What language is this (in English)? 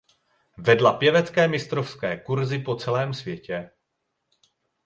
Czech